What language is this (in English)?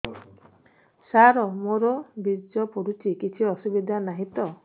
Odia